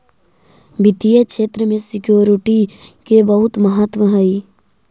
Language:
Magahi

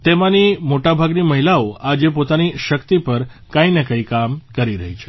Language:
Gujarati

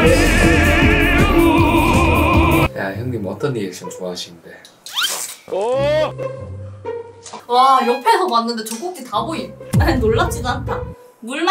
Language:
Korean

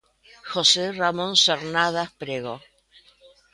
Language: Galician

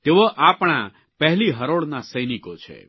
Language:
Gujarati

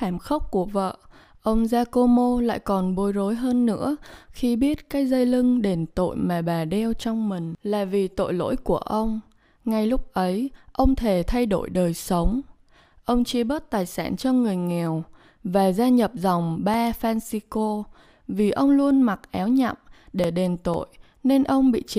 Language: Vietnamese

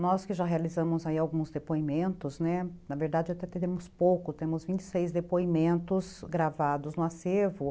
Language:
Portuguese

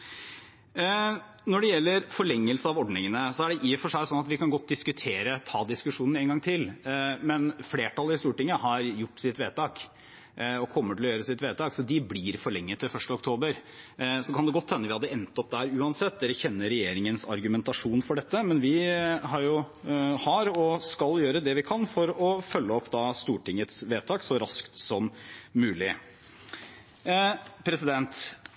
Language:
Norwegian Bokmål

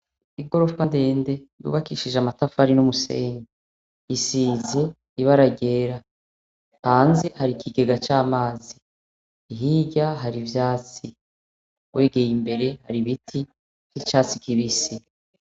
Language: Rundi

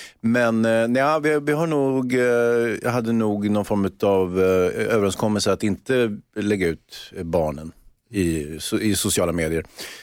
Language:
Swedish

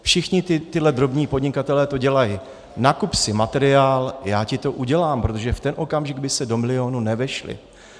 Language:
Czech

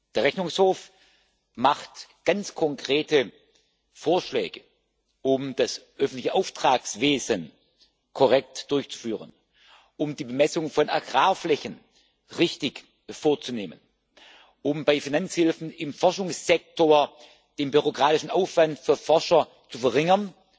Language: German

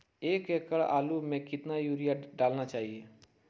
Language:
Magahi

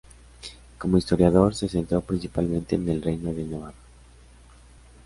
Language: Spanish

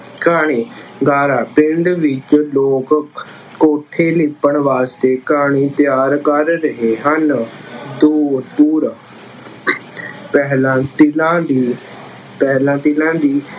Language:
Punjabi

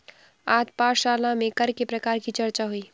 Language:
Hindi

